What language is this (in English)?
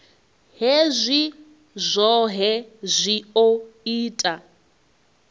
Venda